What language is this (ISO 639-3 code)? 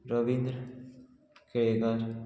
kok